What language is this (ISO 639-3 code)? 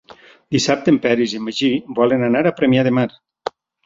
cat